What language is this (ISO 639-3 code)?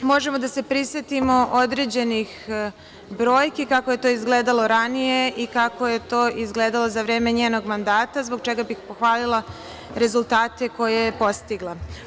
srp